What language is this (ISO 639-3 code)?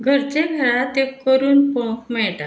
kok